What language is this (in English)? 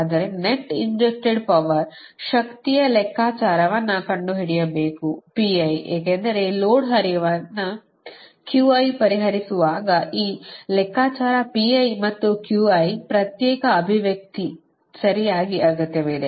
Kannada